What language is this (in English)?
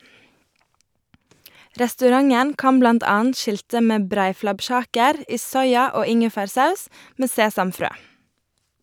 Norwegian